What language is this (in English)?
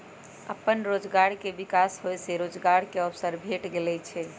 Magahi